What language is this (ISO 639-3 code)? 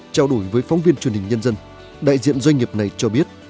vie